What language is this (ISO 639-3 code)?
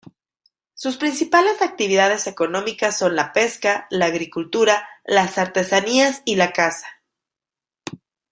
spa